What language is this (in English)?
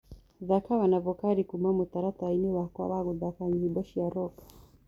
Kikuyu